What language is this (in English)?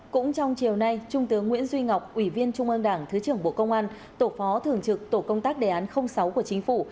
Vietnamese